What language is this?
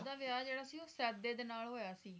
Punjabi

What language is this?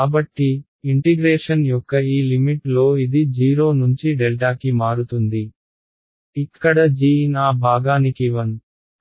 Telugu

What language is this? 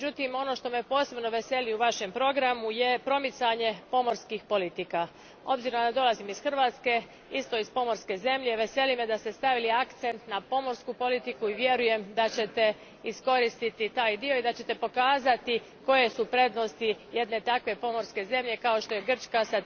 Croatian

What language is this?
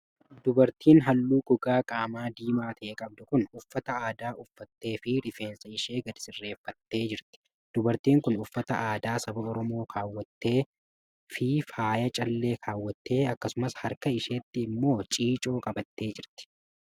Oromo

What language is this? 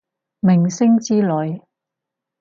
Cantonese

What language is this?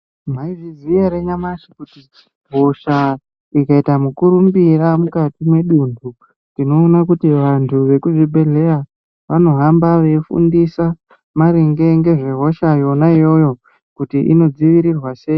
Ndau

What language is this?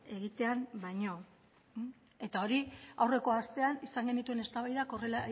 Basque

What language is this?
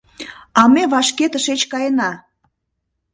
Mari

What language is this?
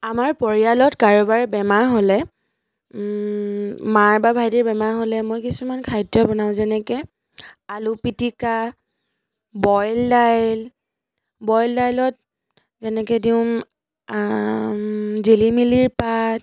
Assamese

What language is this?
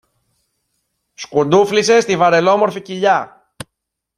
Greek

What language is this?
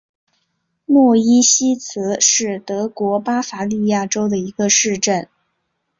Chinese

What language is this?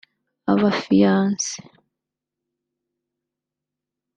Kinyarwanda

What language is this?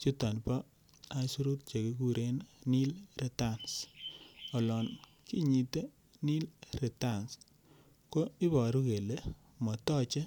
Kalenjin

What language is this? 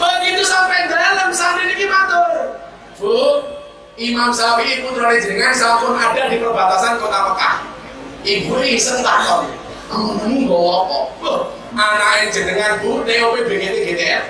Indonesian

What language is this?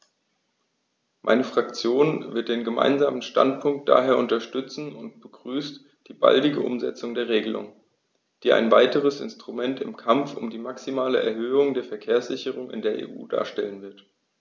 German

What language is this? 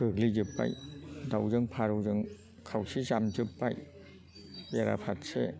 Bodo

